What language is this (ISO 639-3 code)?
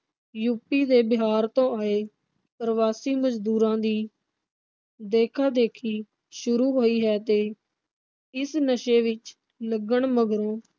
pan